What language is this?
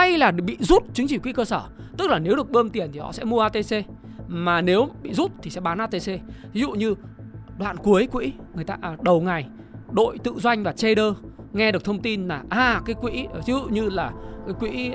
Vietnamese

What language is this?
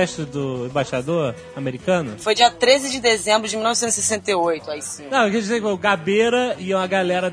Portuguese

